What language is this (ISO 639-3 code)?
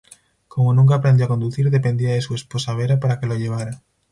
spa